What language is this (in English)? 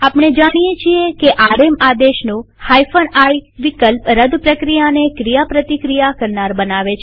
Gujarati